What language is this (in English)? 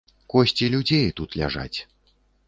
Belarusian